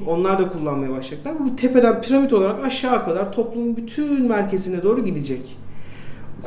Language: Turkish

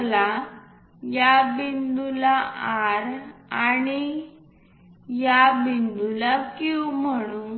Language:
Marathi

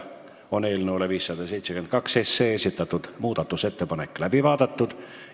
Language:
Estonian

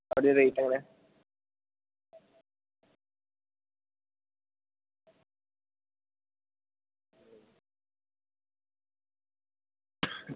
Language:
Malayalam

